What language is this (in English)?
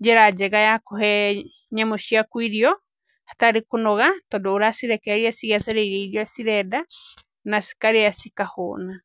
Kikuyu